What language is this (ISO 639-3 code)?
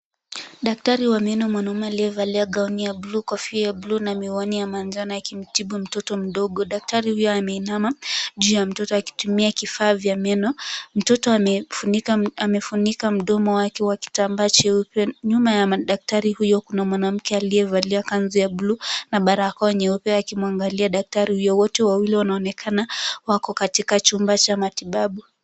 swa